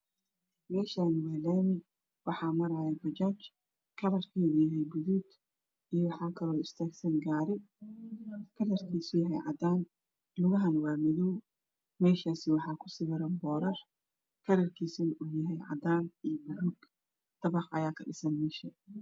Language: Somali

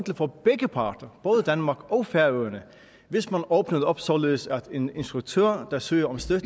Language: Danish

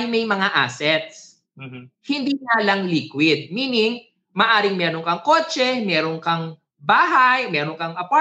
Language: Filipino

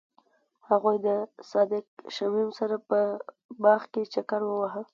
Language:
Pashto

